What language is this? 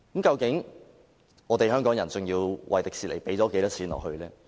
Cantonese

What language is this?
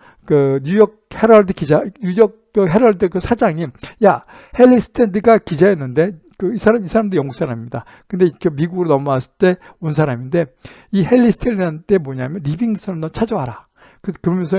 Korean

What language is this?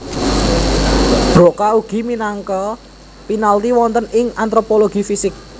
Javanese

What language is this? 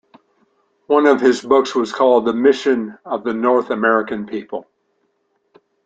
English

